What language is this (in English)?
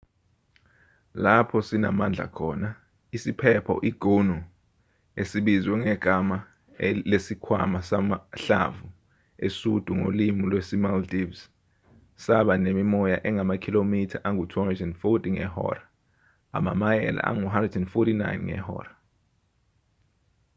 Zulu